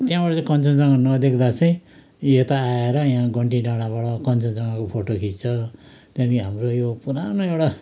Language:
Nepali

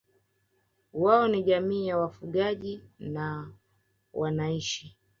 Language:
Swahili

